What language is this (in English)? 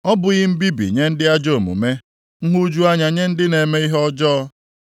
Igbo